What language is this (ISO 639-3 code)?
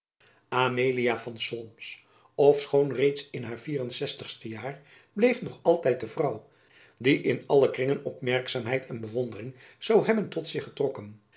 nld